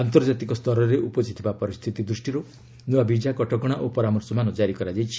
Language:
Odia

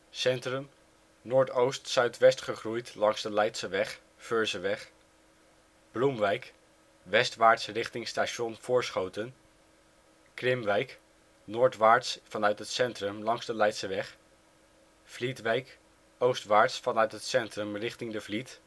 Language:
Dutch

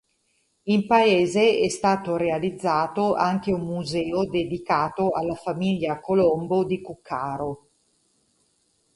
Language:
Italian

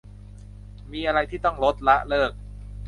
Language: Thai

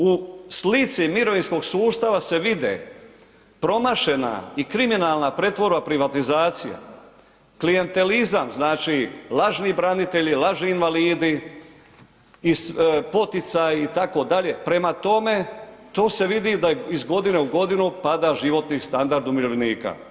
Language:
Croatian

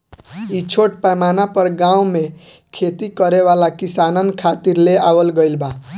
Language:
Bhojpuri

